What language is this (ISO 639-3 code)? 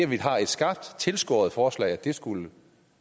dan